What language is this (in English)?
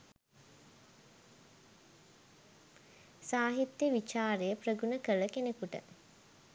Sinhala